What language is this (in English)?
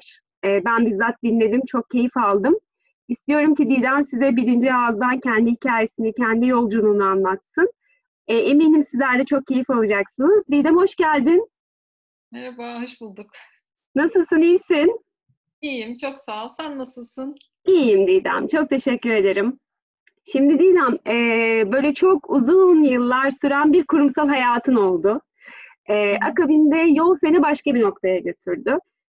Turkish